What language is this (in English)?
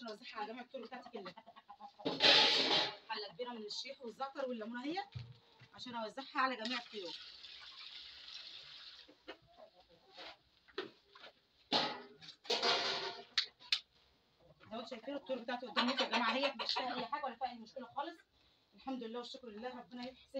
Arabic